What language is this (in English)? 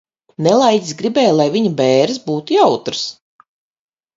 Latvian